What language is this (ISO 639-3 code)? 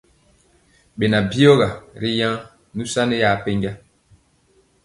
mcx